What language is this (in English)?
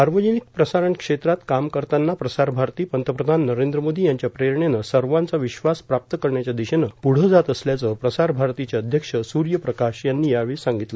Marathi